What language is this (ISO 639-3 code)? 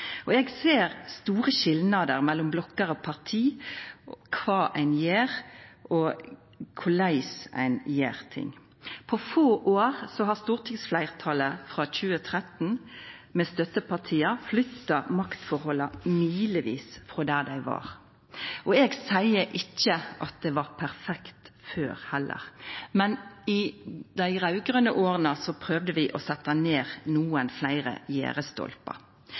nno